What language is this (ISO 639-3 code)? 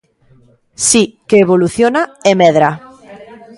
glg